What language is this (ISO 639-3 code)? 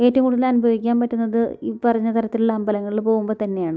mal